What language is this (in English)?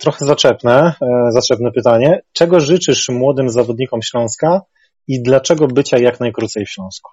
Polish